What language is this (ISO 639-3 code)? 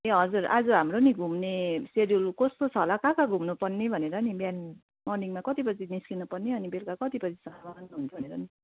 nep